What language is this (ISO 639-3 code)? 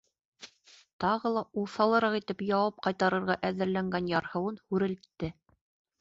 bak